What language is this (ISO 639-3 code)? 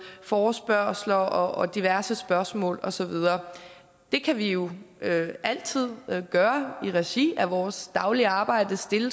dan